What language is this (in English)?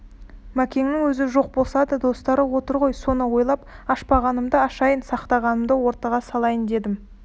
Kazakh